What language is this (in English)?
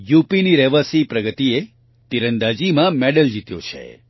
Gujarati